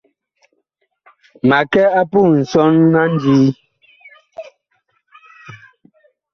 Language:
Bakoko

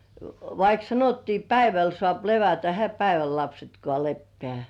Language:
Finnish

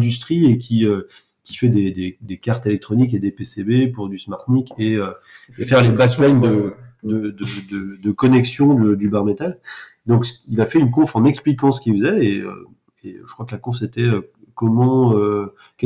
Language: French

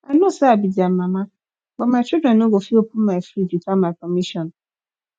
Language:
Nigerian Pidgin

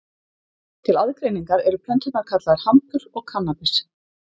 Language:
Icelandic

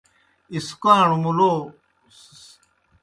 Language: Kohistani Shina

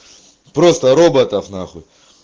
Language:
Russian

